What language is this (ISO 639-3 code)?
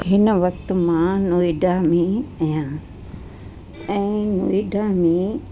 snd